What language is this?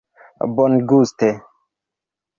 Esperanto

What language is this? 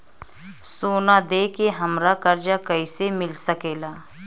Bhojpuri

